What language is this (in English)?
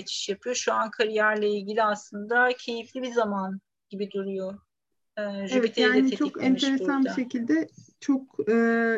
Turkish